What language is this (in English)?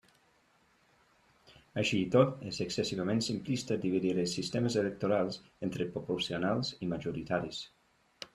Catalan